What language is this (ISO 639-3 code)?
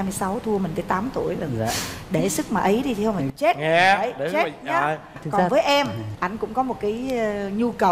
vie